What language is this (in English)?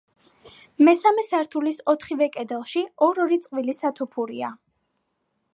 Georgian